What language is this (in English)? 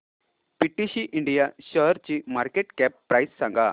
Marathi